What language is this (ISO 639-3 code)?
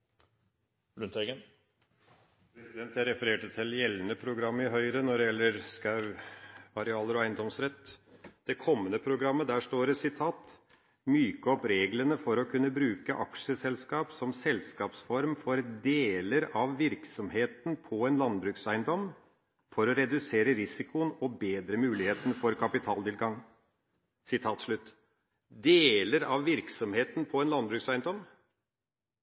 nob